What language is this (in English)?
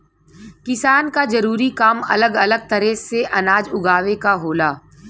Bhojpuri